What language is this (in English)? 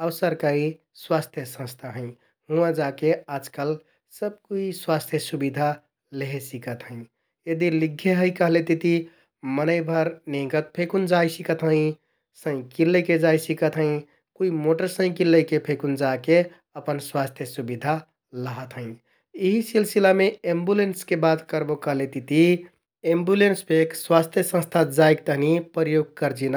Kathoriya Tharu